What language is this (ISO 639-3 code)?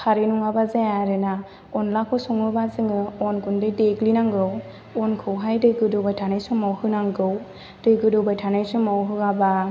brx